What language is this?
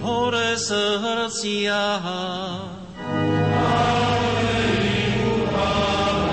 Slovak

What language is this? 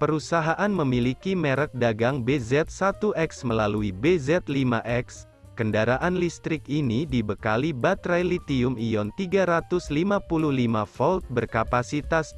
Indonesian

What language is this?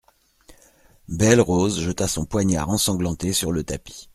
French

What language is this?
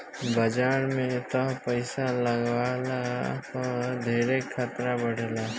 Bhojpuri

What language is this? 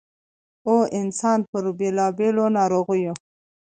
Pashto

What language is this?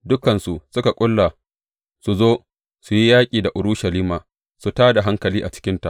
Hausa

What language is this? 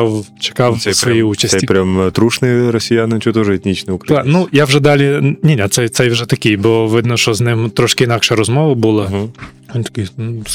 Ukrainian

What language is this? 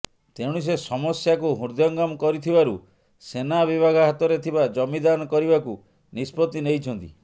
Odia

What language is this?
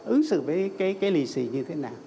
Vietnamese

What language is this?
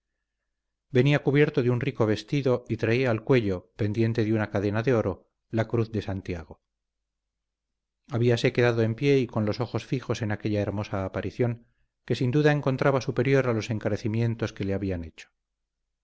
Spanish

